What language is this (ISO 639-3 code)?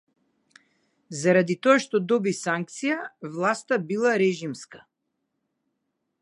mkd